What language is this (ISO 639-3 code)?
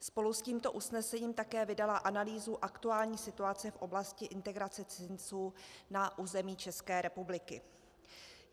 ces